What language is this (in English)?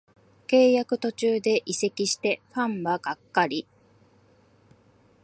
Japanese